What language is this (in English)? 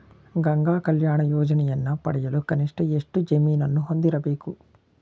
Kannada